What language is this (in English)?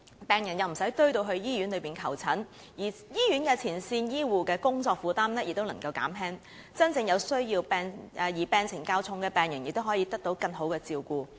Cantonese